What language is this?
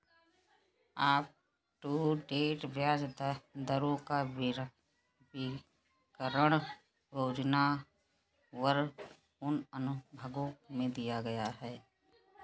Hindi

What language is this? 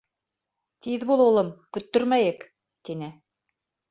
Bashkir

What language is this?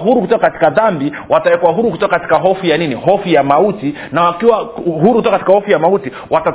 Swahili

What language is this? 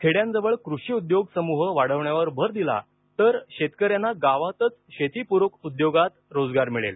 Marathi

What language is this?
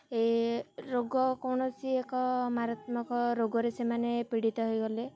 Odia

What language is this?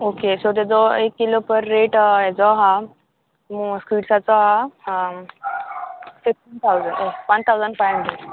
Konkani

